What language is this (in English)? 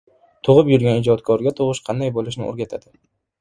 Uzbek